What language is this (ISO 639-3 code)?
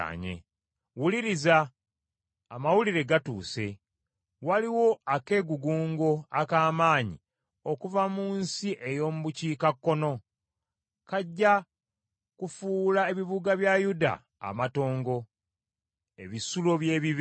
lug